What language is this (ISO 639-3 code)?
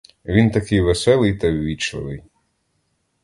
ukr